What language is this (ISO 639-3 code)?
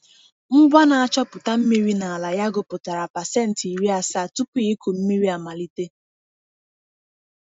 ibo